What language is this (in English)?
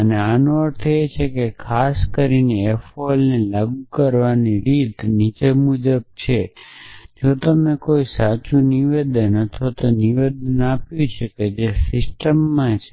Gujarati